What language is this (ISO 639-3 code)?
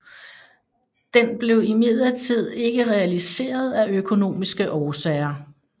dan